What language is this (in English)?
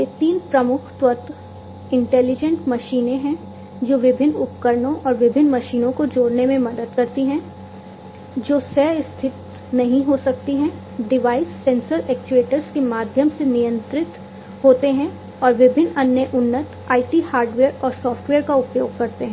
Hindi